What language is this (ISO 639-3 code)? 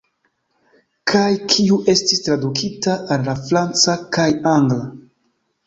epo